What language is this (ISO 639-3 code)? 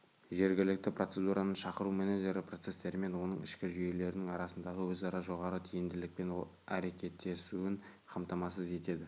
kaz